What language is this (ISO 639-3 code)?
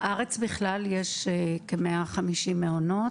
heb